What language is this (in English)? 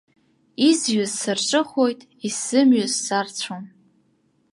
Abkhazian